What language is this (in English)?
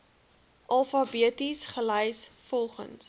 Afrikaans